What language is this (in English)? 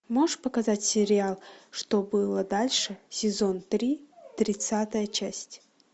Russian